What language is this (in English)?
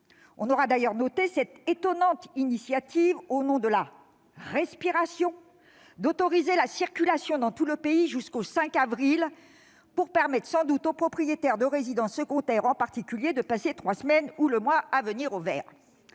French